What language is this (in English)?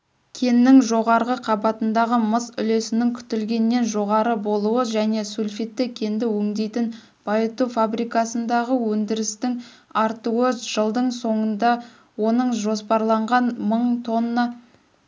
Kazakh